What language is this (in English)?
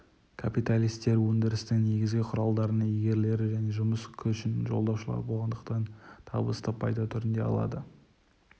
Kazakh